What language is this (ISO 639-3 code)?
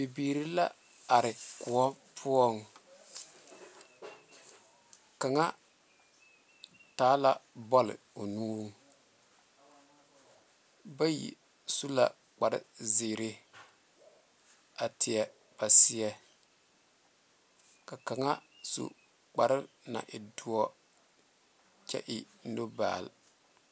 dga